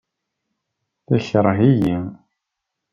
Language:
Kabyle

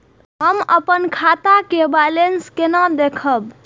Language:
Maithili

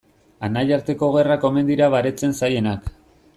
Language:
Basque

